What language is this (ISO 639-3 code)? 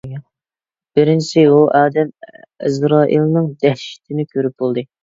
uig